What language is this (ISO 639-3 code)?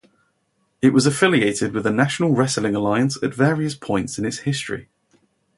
eng